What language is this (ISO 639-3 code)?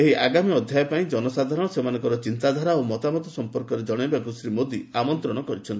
ori